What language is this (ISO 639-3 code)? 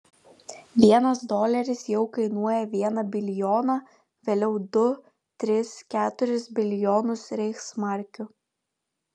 lit